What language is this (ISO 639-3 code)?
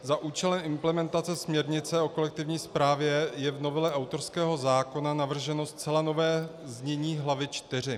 ces